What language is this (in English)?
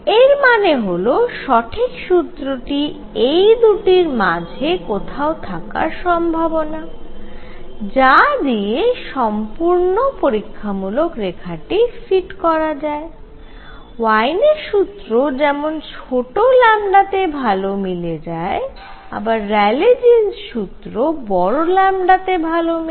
Bangla